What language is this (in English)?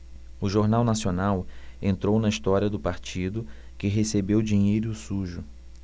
Portuguese